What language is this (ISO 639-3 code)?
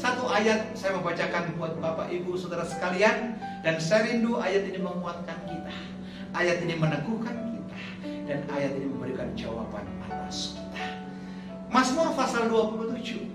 ind